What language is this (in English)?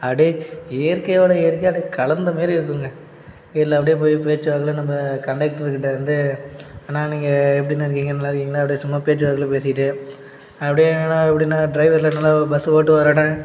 Tamil